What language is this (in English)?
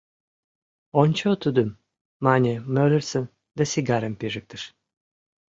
Mari